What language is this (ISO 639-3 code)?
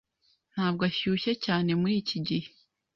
kin